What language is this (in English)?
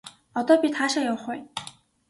Mongolian